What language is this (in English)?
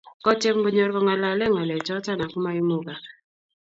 Kalenjin